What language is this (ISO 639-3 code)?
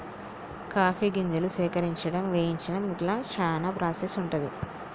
tel